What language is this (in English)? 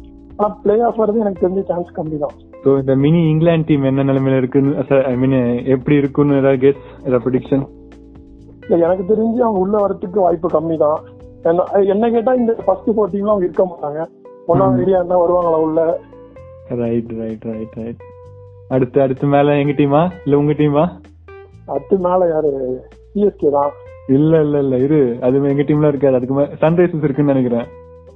Tamil